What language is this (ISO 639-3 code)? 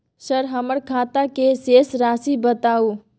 mai